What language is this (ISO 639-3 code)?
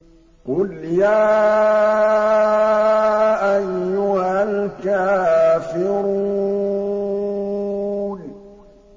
ara